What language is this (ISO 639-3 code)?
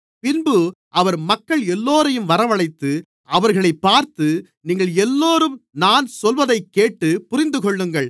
tam